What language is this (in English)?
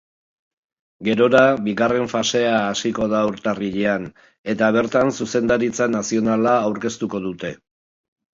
Basque